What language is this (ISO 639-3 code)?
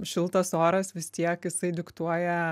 lit